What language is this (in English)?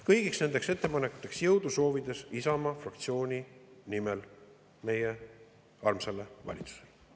Estonian